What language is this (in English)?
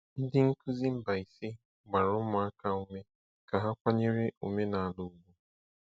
Igbo